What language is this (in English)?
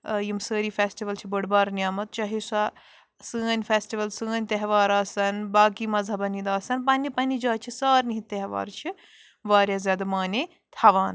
Kashmiri